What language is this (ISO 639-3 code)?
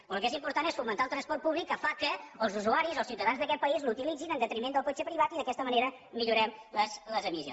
cat